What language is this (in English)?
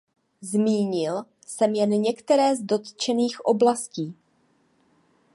Czech